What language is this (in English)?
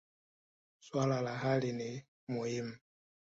Swahili